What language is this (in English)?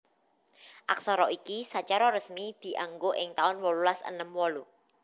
Javanese